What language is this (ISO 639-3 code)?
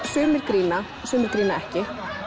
isl